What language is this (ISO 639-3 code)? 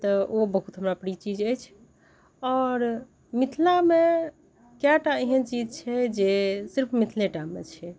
mai